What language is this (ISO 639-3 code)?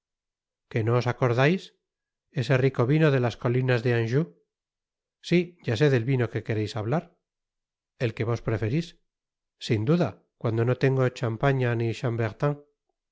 spa